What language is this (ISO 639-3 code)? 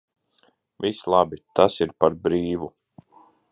lav